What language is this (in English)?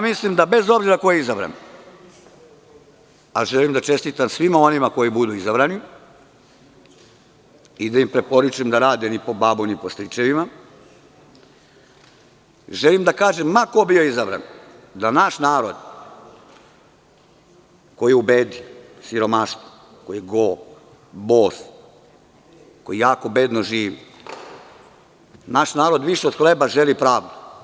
Serbian